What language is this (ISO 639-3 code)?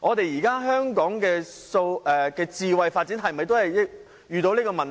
yue